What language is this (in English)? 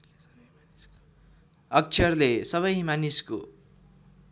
Nepali